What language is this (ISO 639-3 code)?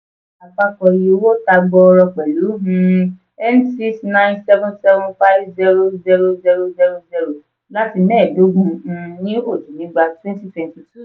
yor